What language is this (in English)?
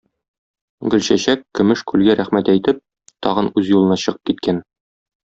Tatar